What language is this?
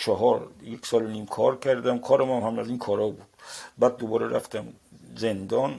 Persian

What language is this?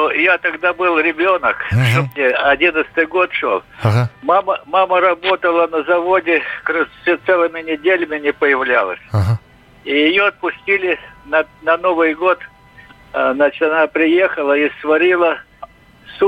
Russian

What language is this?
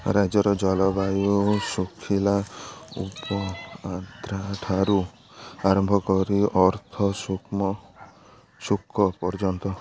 Odia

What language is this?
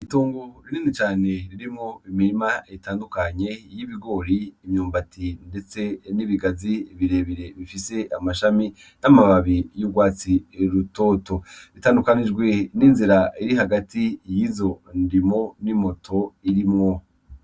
Rundi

